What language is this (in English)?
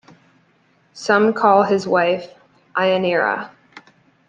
English